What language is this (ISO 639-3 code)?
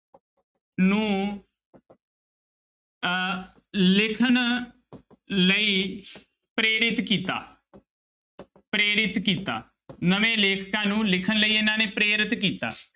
pan